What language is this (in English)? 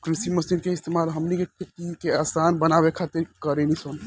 Bhojpuri